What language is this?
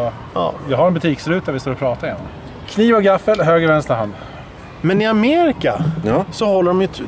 Swedish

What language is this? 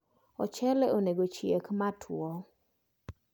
Luo (Kenya and Tanzania)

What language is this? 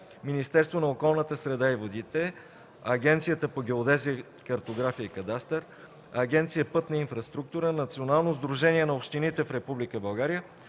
Bulgarian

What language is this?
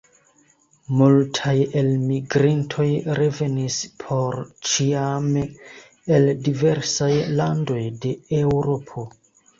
Esperanto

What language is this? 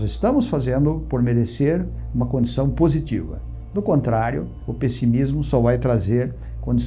Portuguese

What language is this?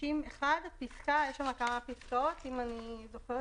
Hebrew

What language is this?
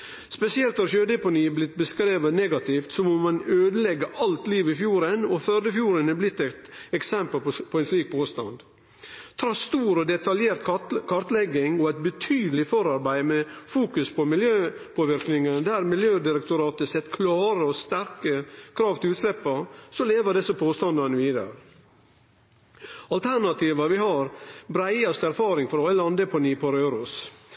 Norwegian Nynorsk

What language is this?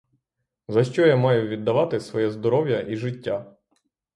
Ukrainian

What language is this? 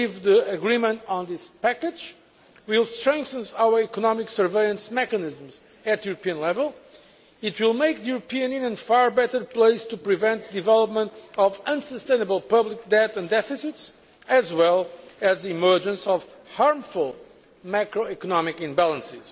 English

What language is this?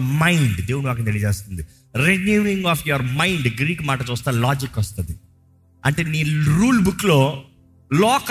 Telugu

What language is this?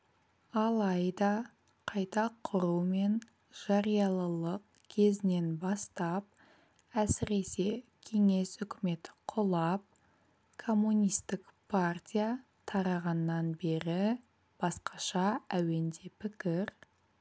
Kazakh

